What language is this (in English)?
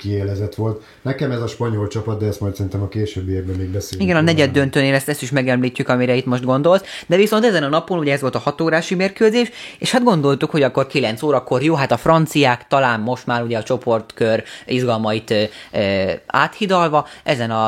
Hungarian